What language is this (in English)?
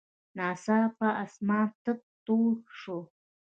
Pashto